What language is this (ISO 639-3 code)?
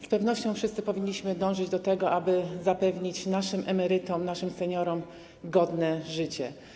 pol